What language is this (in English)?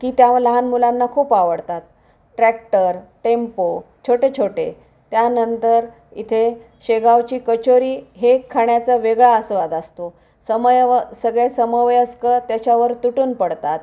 Marathi